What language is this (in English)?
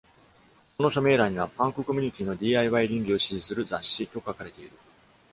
Japanese